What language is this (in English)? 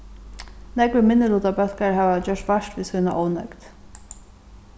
Faroese